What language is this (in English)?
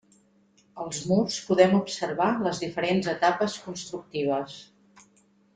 Catalan